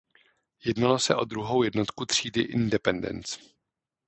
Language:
Czech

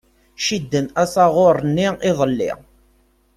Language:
Kabyle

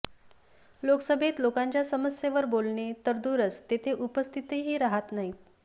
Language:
Marathi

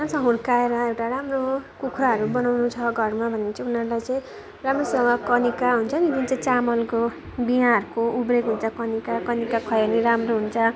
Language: Nepali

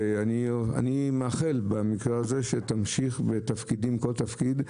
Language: Hebrew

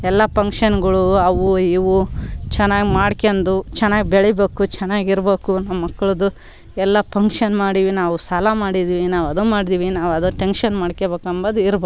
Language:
Kannada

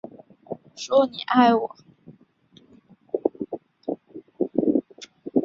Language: Chinese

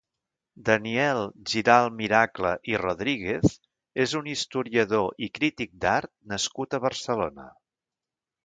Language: Catalan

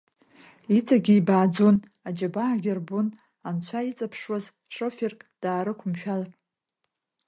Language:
Abkhazian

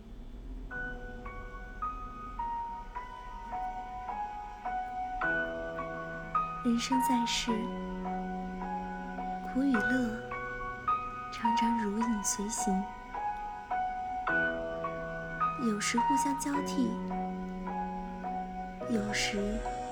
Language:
Chinese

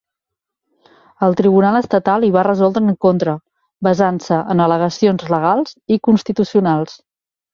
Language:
Catalan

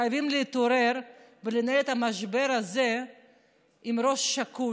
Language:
Hebrew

